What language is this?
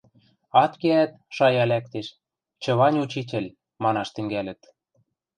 Western Mari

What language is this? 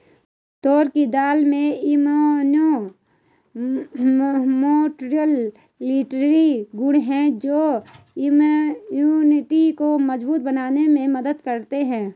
Hindi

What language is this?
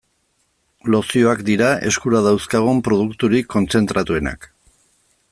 Basque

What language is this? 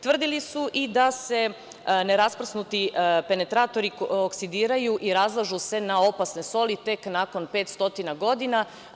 Serbian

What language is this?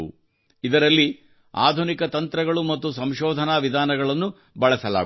Kannada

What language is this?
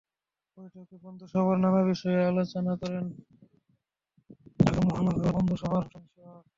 Bangla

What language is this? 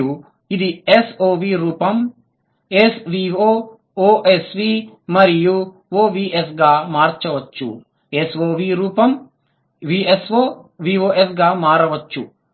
Telugu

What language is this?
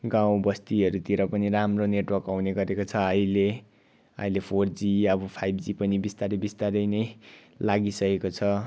Nepali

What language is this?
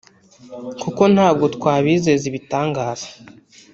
Kinyarwanda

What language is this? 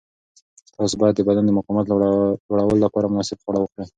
Pashto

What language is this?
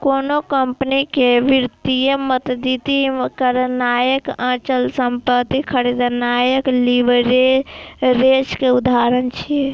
Maithili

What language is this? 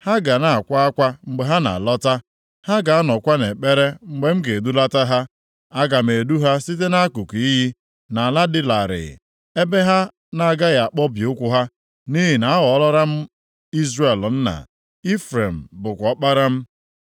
Igbo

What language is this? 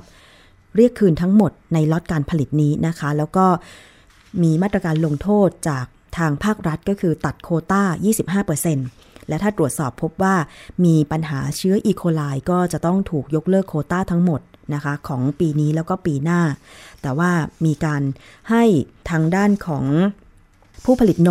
Thai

